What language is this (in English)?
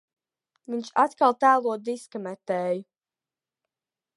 Latvian